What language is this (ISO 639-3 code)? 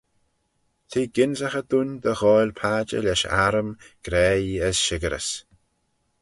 glv